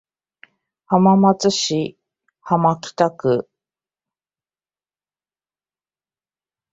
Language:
Japanese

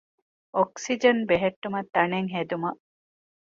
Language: Divehi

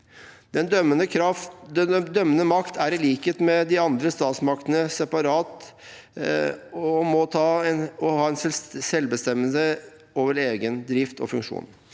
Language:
Norwegian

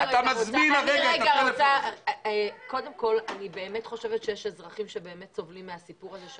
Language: Hebrew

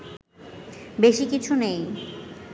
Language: Bangla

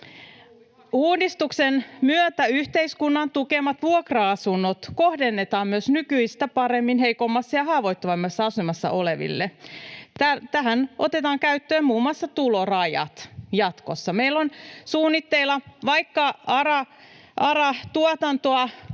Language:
Finnish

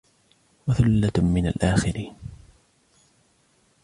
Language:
Arabic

